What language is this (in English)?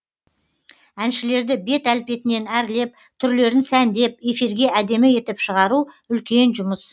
Kazakh